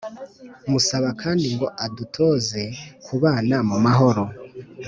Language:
Kinyarwanda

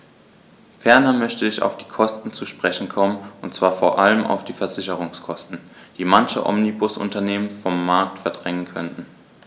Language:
German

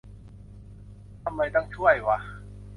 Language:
Thai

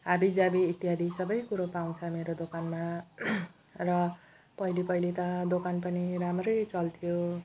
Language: Nepali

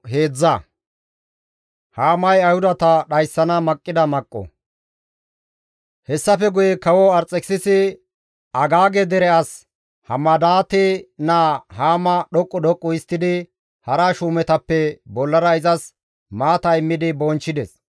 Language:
Gamo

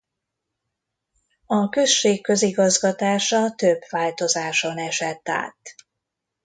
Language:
Hungarian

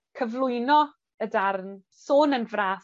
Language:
Welsh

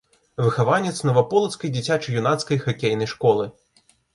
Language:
Belarusian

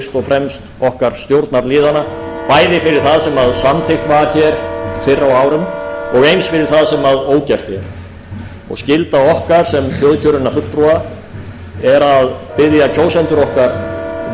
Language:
Icelandic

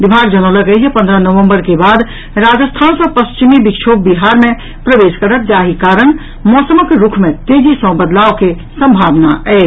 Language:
Maithili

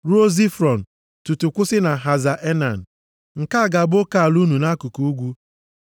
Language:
Igbo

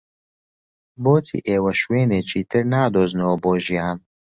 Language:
Central Kurdish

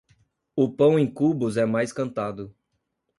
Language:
Portuguese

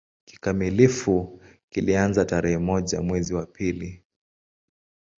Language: Swahili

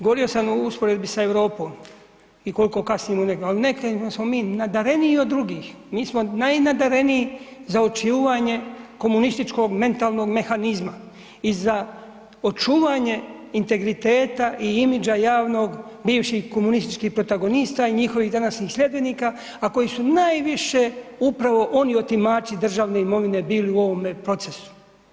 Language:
Croatian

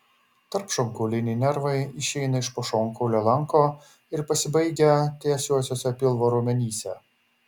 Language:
Lithuanian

